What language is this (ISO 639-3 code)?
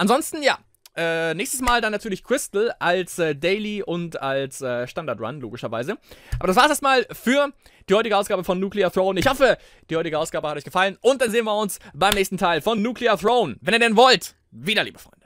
deu